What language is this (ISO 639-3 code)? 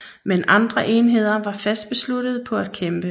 dan